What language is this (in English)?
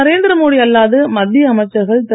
Tamil